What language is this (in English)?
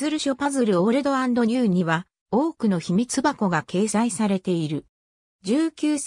Japanese